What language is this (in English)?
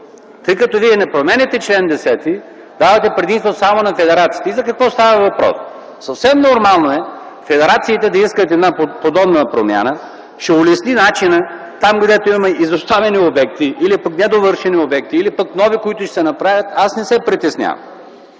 Bulgarian